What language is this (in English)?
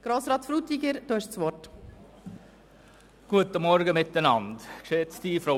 Swiss German